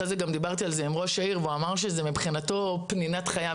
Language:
Hebrew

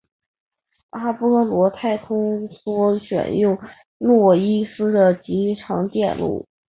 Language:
Chinese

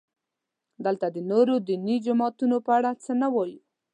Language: Pashto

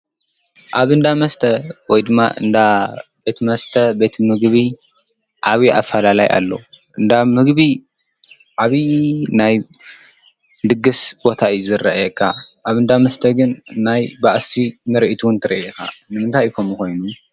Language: Tigrinya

